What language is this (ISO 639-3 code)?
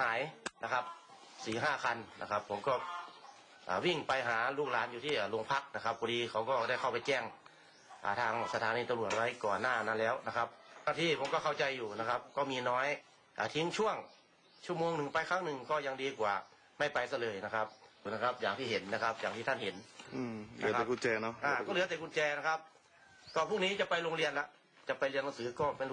tha